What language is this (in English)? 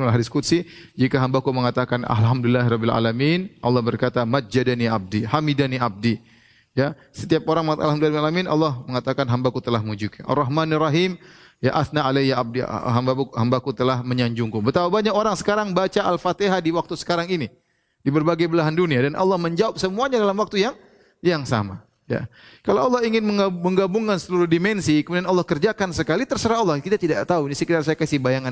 Indonesian